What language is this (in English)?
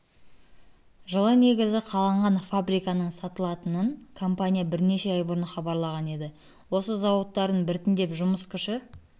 Kazakh